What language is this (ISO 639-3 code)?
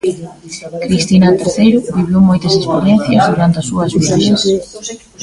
glg